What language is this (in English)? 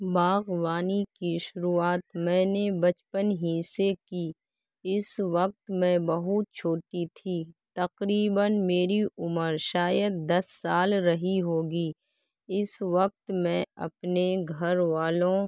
Urdu